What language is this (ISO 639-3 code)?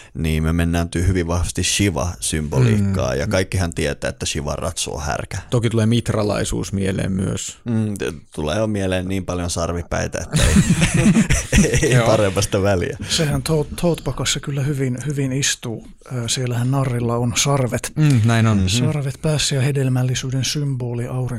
fin